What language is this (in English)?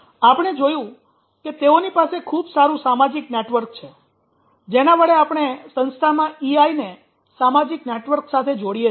Gujarati